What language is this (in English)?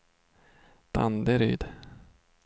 Swedish